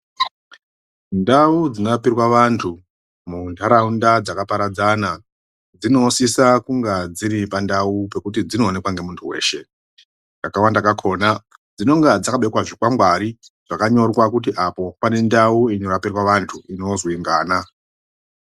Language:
Ndau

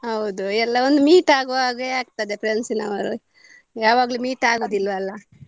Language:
Kannada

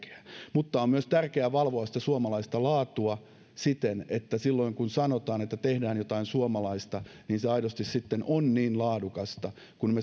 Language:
Finnish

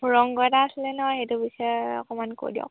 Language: Assamese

